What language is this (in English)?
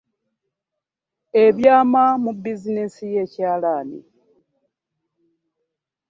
Ganda